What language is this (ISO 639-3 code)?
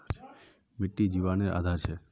mag